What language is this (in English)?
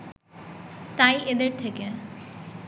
Bangla